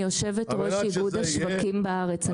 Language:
Hebrew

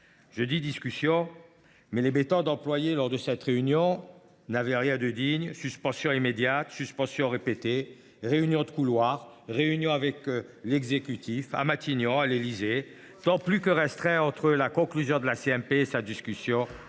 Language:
French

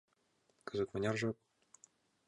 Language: Mari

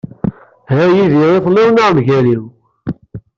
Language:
Kabyle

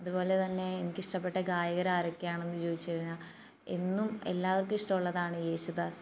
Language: Malayalam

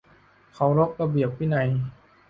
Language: Thai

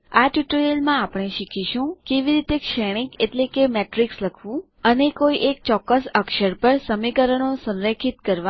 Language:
Gujarati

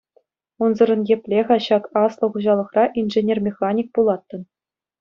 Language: Chuvash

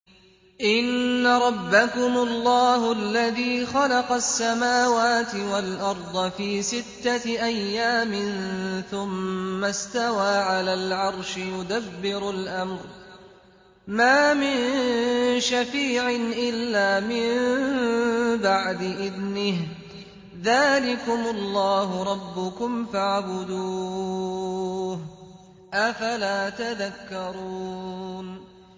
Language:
Arabic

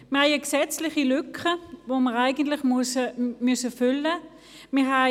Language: Swiss German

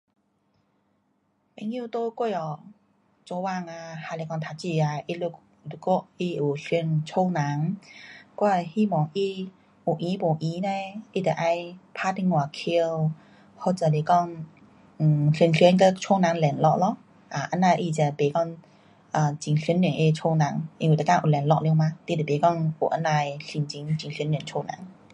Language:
Pu-Xian Chinese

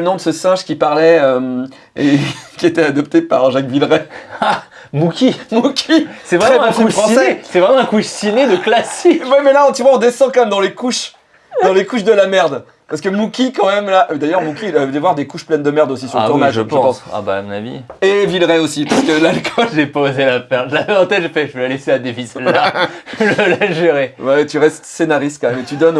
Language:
French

